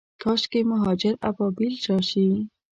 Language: Pashto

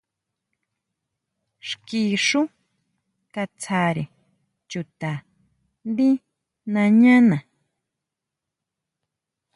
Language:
Huautla Mazatec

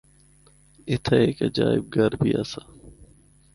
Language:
Northern Hindko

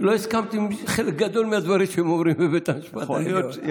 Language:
Hebrew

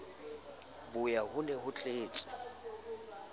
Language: Southern Sotho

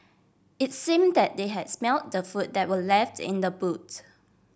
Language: English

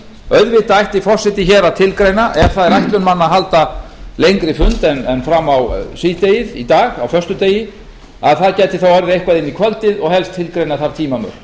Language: Icelandic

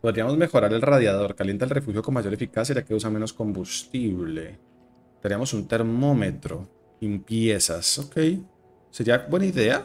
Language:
Spanish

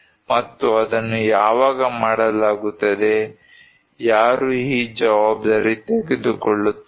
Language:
Kannada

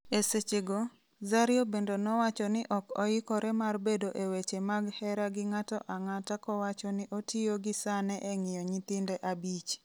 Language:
Luo (Kenya and Tanzania)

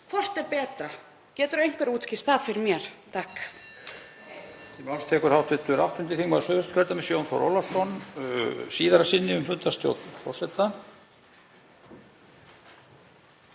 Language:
Icelandic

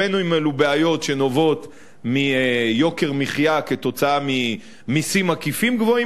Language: Hebrew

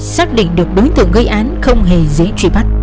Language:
Vietnamese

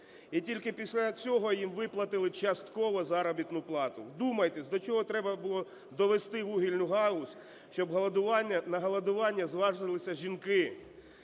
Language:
Ukrainian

